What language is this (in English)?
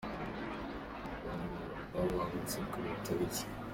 Kinyarwanda